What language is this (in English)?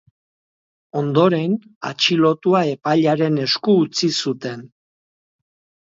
Basque